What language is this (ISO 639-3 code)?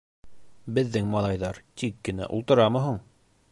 bak